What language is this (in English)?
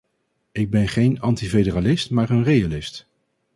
Dutch